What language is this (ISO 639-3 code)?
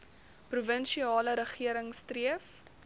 afr